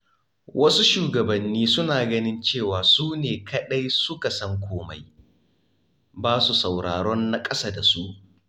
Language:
Hausa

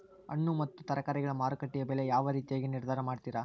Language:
Kannada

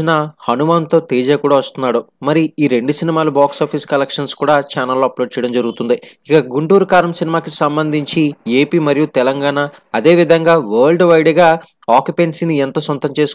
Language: Telugu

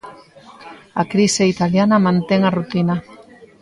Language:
Galician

